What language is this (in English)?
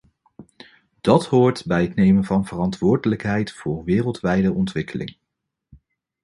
Dutch